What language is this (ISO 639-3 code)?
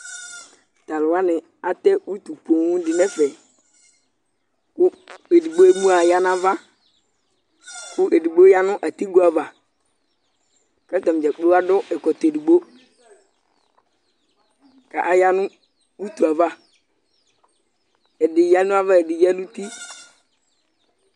kpo